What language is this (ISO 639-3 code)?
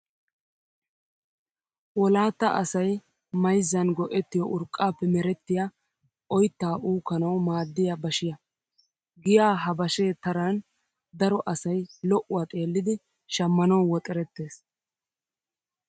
wal